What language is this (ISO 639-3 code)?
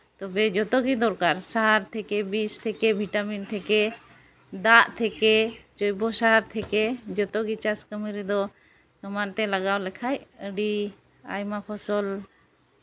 sat